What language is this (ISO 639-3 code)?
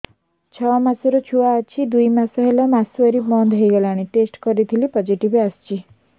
ori